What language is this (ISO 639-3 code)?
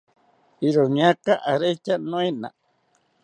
cpy